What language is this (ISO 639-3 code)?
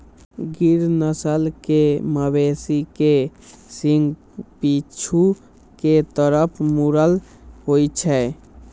mai